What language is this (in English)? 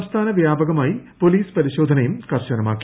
Malayalam